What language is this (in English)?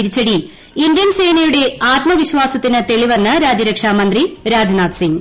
Malayalam